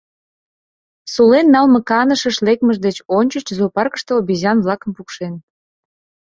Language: Mari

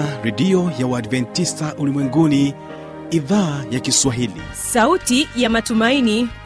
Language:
Swahili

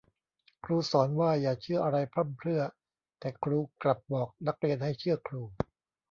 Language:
Thai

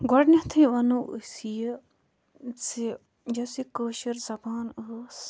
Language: Kashmiri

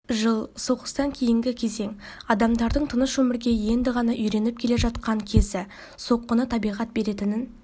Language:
Kazakh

